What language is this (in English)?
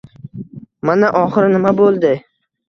Uzbek